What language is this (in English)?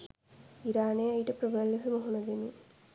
Sinhala